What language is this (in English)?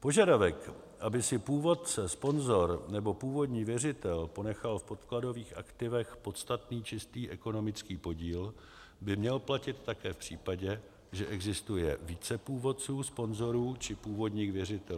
Czech